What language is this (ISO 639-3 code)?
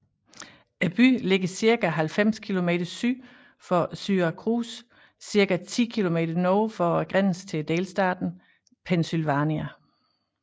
dan